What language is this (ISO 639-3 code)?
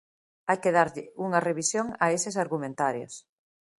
glg